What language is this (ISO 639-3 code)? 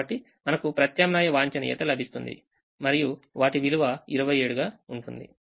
tel